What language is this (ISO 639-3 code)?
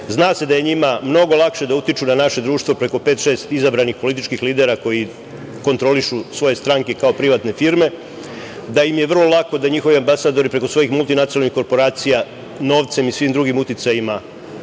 srp